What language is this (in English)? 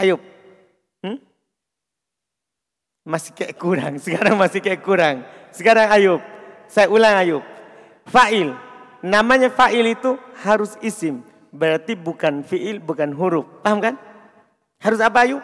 Indonesian